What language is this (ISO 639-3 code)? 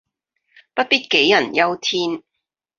yue